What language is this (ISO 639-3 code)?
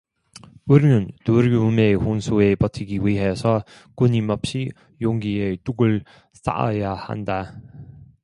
kor